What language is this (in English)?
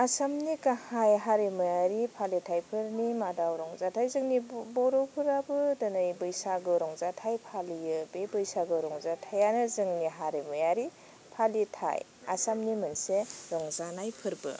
Bodo